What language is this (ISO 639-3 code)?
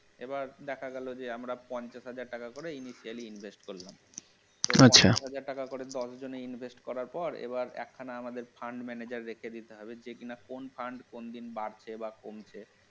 ben